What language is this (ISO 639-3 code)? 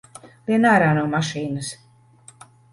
lav